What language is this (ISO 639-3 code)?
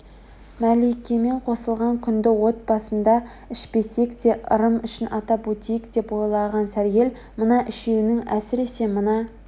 kaz